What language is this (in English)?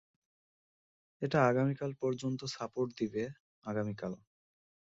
Bangla